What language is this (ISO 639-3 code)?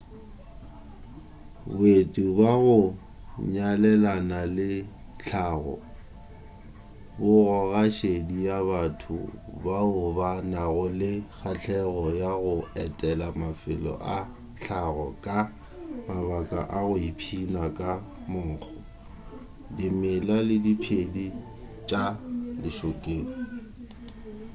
nso